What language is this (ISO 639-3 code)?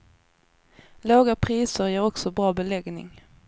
swe